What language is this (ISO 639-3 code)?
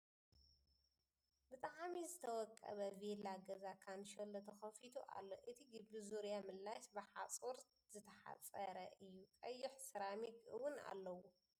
tir